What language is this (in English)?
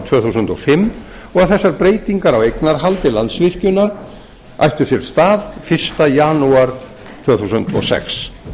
Icelandic